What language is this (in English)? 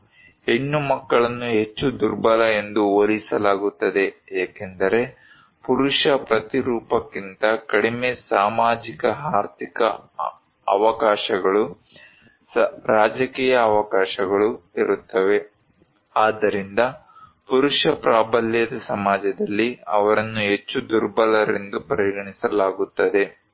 Kannada